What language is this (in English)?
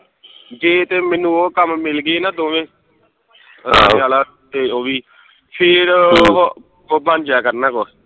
Punjabi